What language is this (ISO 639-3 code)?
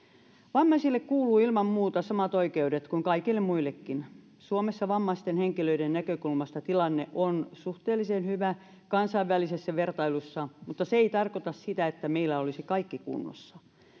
fin